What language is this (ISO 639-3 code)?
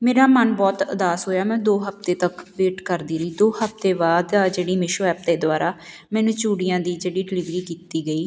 pan